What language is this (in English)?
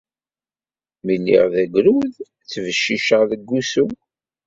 Kabyle